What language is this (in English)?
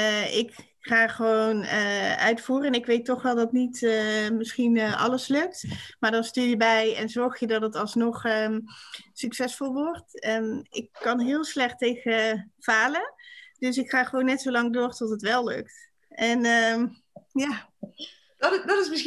Dutch